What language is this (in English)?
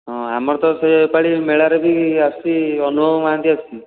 Odia